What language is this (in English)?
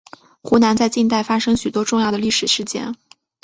Chinese